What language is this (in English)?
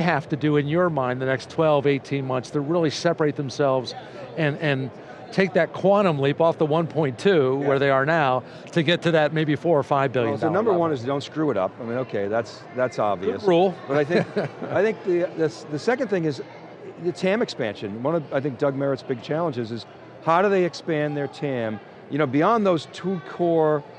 English